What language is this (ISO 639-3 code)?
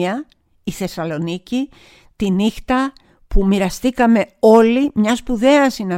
ell